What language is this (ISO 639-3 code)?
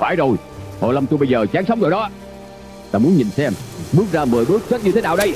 vie